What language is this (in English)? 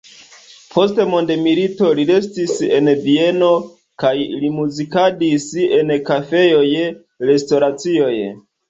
Esperanto